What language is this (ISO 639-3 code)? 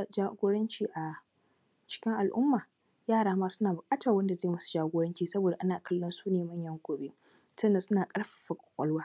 hau